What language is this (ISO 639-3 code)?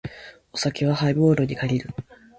jpn